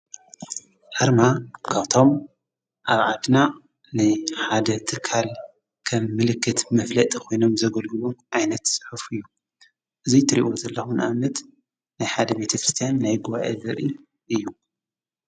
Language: Tigrinya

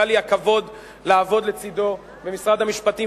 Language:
Hebrew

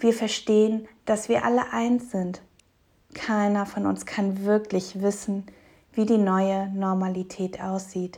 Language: German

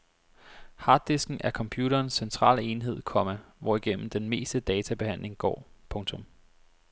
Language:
Danish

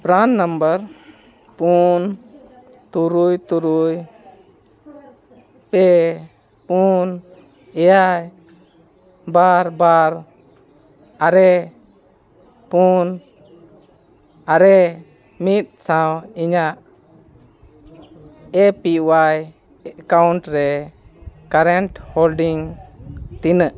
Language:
Santali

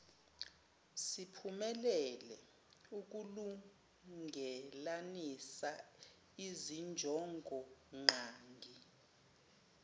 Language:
Zulu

